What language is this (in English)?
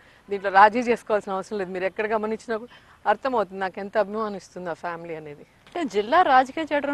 Hindi